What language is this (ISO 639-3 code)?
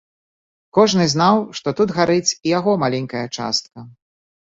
bel